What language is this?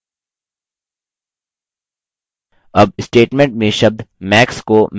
Hindi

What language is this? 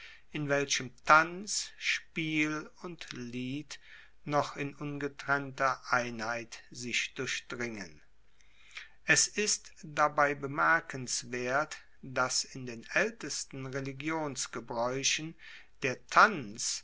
German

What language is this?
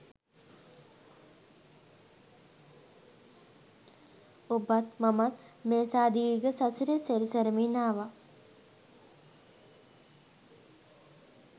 Sinhala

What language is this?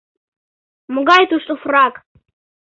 Mari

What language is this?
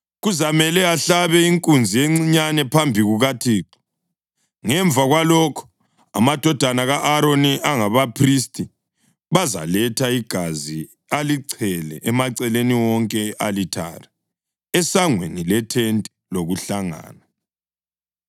North Ndebele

